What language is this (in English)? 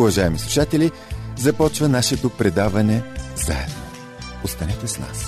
Bulgarian